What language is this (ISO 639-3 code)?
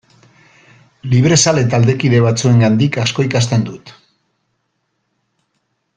eus